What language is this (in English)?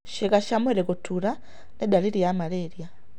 Kikuyu